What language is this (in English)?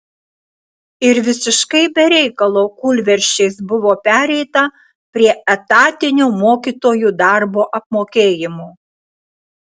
Lithuanian